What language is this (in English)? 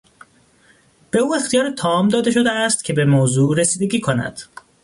Persian